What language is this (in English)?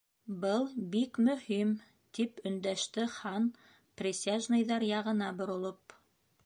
Bashkir